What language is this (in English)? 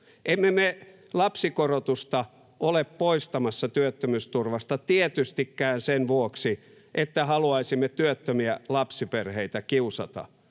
Finnish